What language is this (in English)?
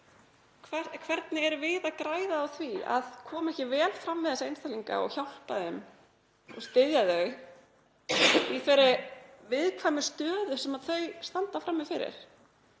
Icelandic